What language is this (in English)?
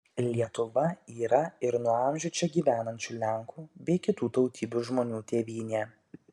Lithuanian